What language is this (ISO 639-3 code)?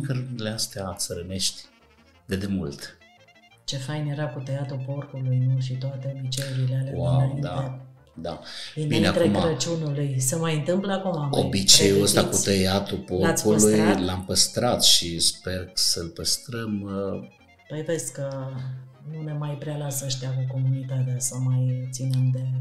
ron